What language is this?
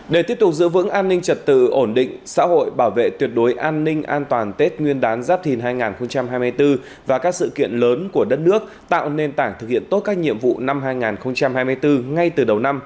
Vietnamese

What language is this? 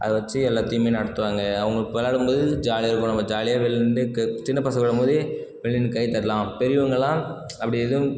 Tamil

